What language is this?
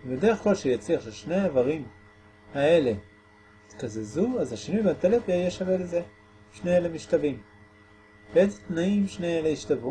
Hebrew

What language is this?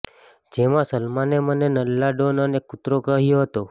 Gujarati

